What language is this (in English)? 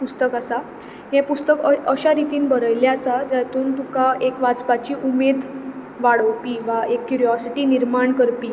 Konkani